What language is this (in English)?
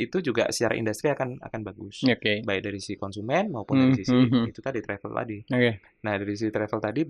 Indonesian